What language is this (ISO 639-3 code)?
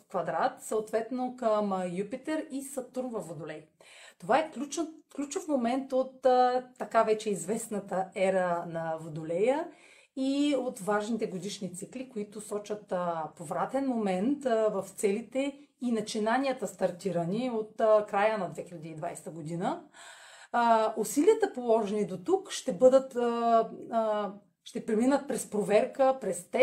bul